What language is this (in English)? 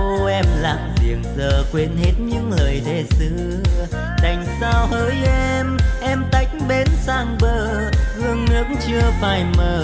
Vietnamese